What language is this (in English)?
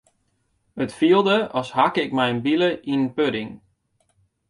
Western Frisian